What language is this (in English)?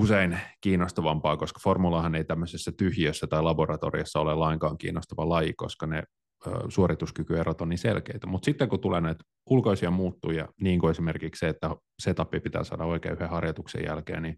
Finnish